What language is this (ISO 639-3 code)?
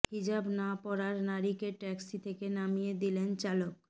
ben